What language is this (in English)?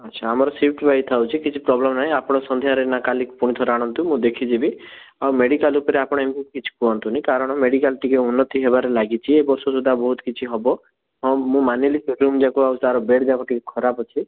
Odia